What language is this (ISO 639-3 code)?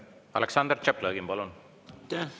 est